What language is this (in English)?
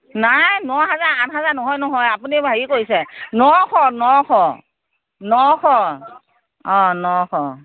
Assamese